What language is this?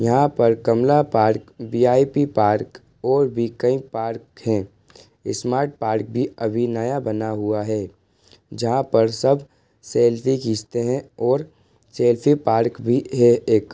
Hindi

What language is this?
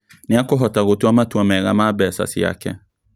Kikuyu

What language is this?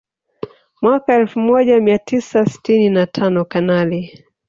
Swahili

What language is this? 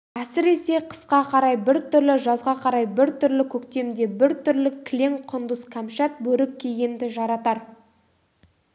Kazakh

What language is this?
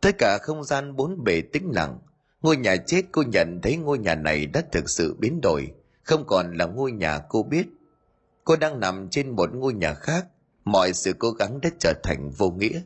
Vietnamese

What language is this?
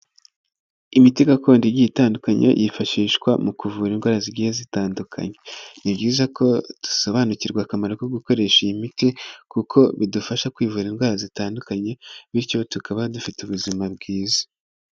Kinyarwanda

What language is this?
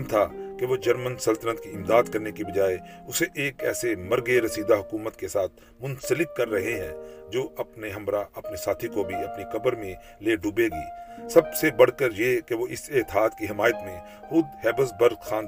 Urdu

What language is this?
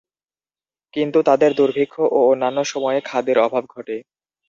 Bangla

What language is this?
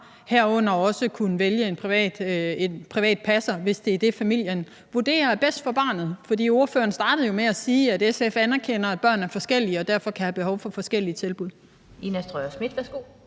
Danish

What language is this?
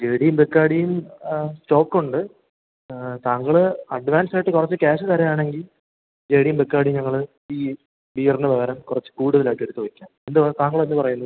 Malayalam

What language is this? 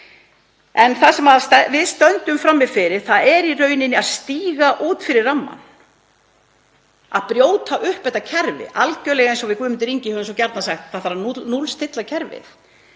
Icelandic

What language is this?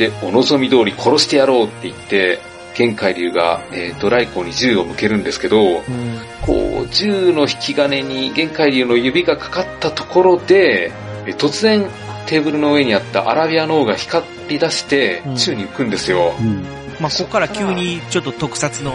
Japanese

